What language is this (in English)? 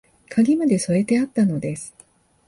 Japanese